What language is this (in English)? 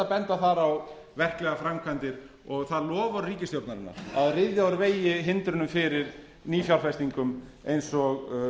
Icelandic